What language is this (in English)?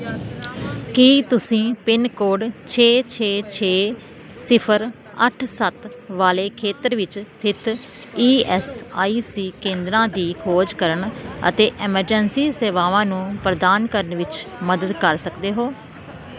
Punjabi